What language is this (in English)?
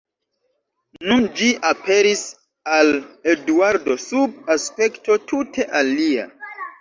Esperanto